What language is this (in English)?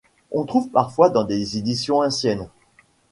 French